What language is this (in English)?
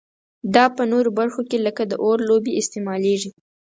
Pashto